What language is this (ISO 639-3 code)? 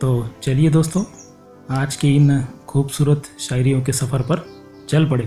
hin